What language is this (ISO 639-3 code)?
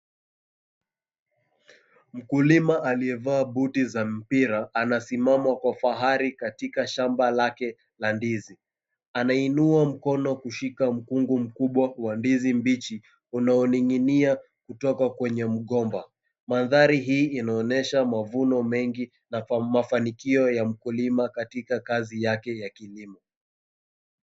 swa